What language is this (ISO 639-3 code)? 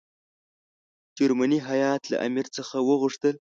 pus